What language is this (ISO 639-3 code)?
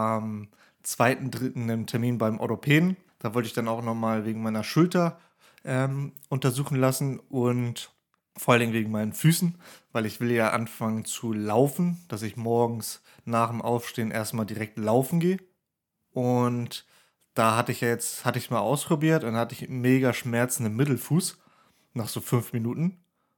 deu